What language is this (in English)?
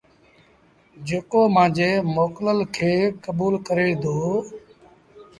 Sindhi Bhil